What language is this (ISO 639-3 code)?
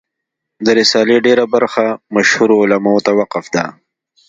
pus